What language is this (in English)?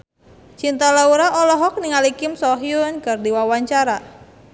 Sundanese